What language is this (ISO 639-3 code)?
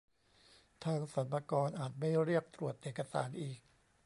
tha